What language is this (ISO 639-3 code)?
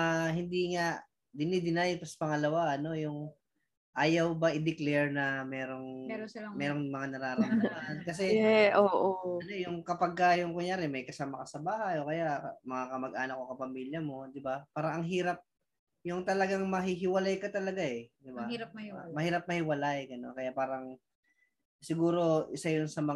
fil